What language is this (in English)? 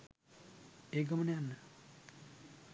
Sinhala